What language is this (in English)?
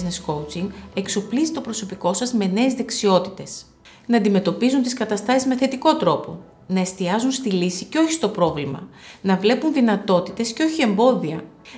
Greek